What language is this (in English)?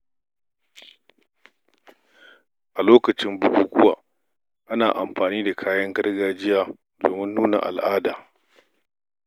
Hausa